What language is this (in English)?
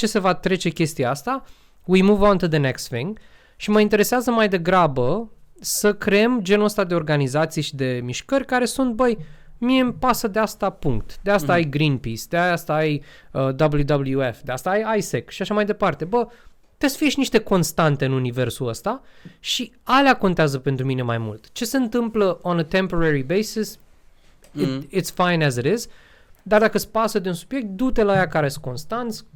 Romanian